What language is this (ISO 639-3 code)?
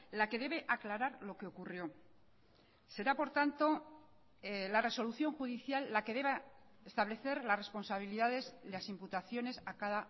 spa